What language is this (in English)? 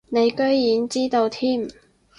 Cantonese